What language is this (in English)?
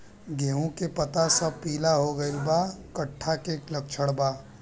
Bhojpuri